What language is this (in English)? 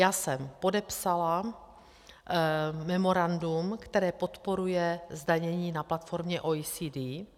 Czech